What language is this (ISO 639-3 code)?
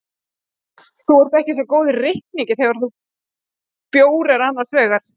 isl